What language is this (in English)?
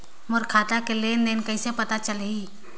Chhattisgarhi